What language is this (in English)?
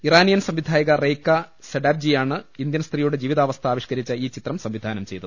Malayalam